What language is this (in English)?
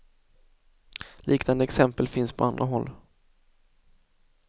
Swedish